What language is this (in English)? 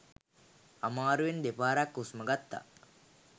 Sinhala